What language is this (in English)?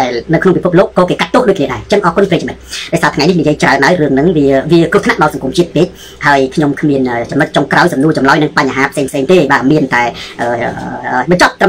Thai